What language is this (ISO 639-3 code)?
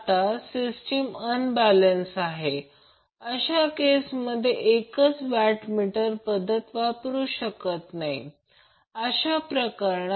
mar